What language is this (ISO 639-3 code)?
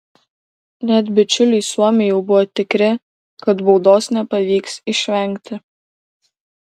lit